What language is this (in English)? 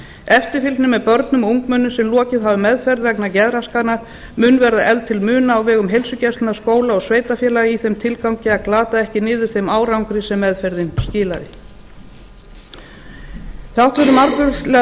Icelandic